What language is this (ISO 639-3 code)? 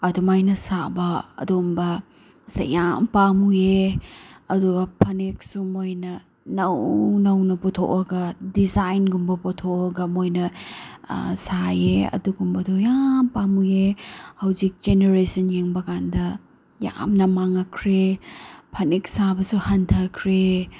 mni